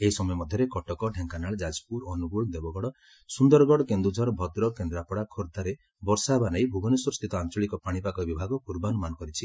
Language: Odia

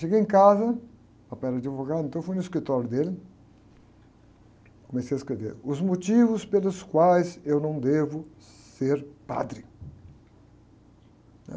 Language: Portuguese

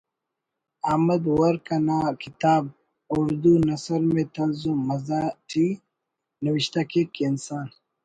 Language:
Brahui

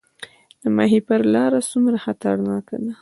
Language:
Pashto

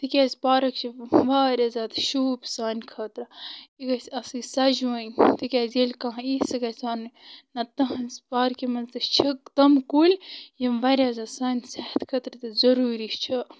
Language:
Kashmiri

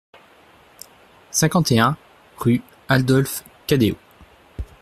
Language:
French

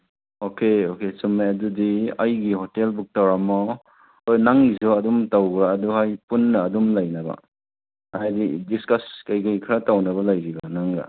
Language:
Manipuri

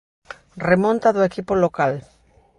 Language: Galician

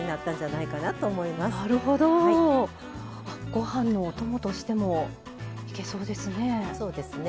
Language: Japanese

